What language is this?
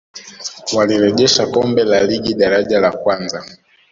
Swahili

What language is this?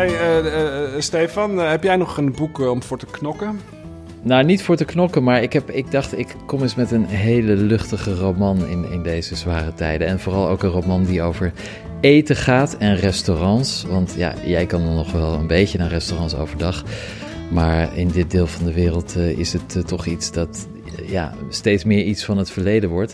Dutch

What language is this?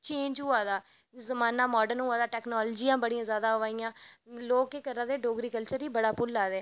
Dogri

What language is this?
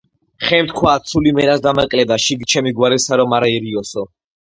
Georgian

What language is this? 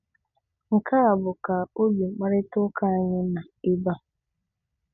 Igbo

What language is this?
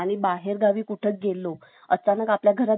Marathi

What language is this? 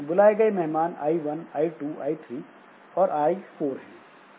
Hindi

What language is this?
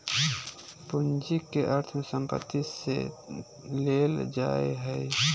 Magahi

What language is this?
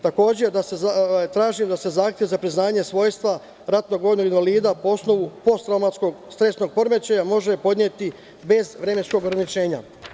Serbian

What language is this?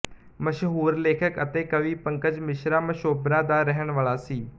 Punjabi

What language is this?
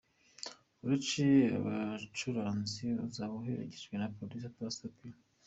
Kinyarwanda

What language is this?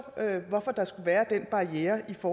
Danish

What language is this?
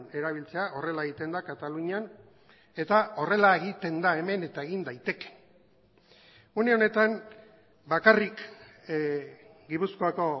Basque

